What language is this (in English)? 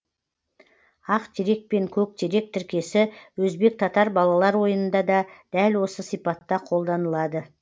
Kazakh